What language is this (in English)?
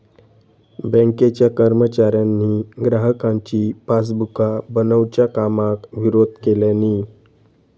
Marathi